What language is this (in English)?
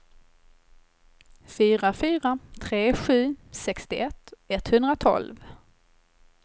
Swedish